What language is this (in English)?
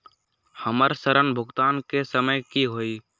Magahi